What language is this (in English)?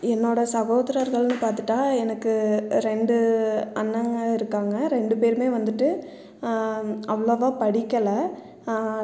Tamil